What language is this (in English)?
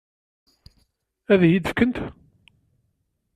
Kabyle